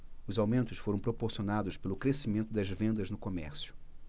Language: Portuguese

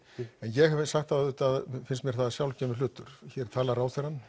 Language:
Icelandic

